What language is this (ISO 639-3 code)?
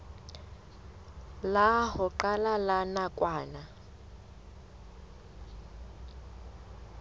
sot